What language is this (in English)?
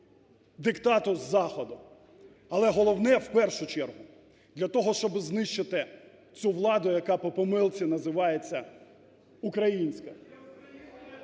Ukrainian